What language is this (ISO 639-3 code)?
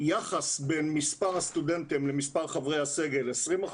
heb